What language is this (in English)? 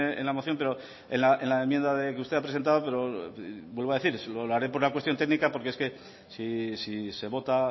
Spanish